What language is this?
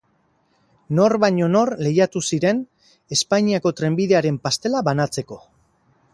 Basque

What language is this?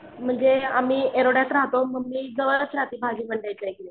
Marathi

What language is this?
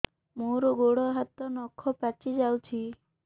Odia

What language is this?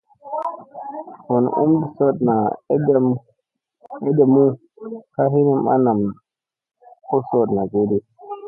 Musey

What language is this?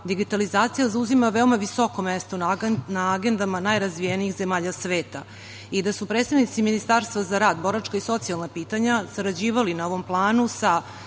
Serbian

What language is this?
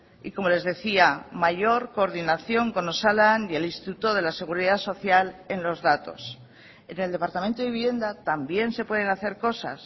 Spanish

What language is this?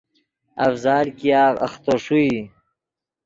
Yidgha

